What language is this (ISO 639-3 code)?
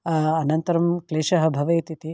san